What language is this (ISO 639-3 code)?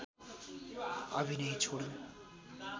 nep